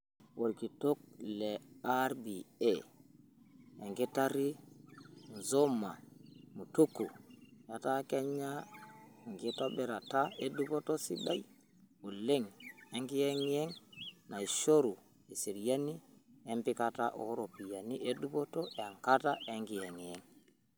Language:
Masai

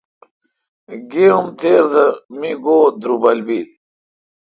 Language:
Kalkoti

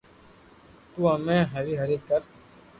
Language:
Loarki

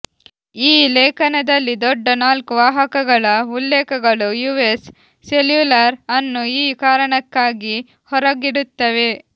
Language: Kannada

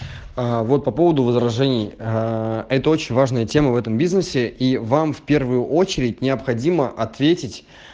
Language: Russian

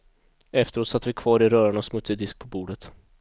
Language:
Swedish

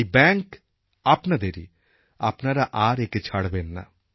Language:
Bangla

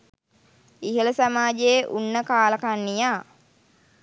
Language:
Sinhala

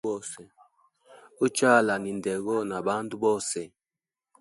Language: Hemba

